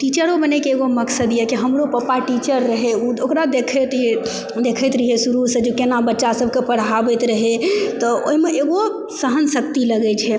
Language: Maithili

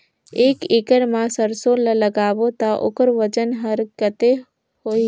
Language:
Chhattisgarhi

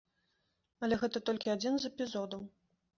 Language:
Belarusian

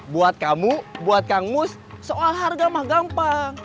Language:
Indonesian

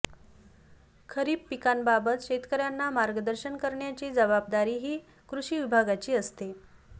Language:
Marathi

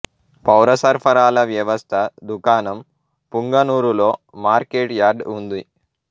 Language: Telugu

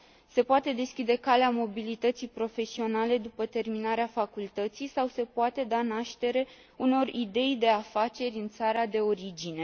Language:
Romanian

